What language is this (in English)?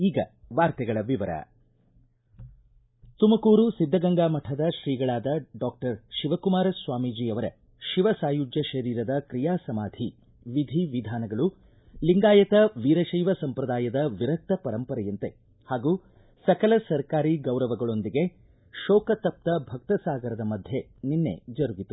Kannada